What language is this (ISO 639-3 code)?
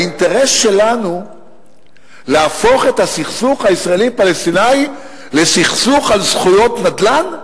heb